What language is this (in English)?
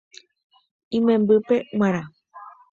Guarani